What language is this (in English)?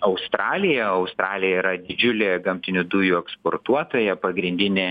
Lithuanian